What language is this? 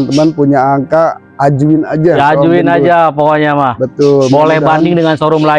Indonesian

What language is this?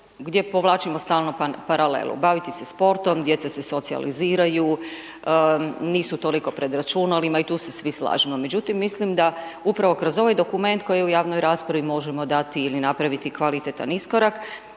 Croatian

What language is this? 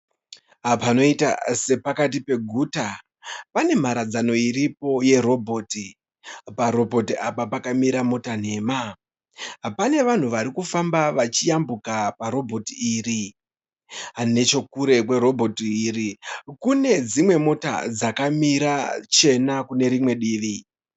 Shona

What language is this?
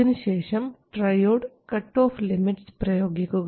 Malayalam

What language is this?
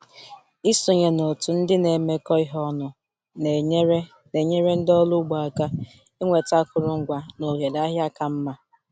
Igbo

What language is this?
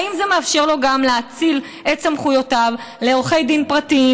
Hebrew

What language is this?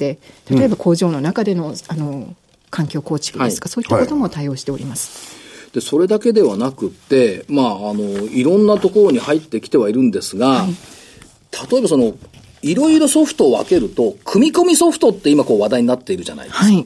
Japanese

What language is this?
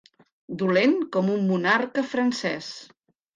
Catalan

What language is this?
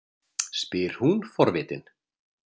Icelandic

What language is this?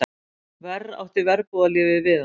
Icelandic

